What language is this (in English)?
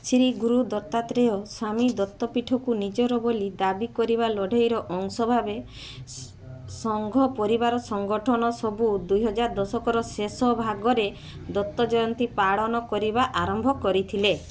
Odia